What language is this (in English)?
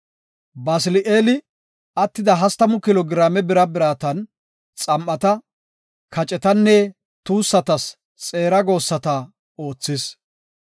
Gofa